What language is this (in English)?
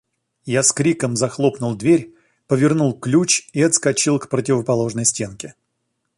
Russian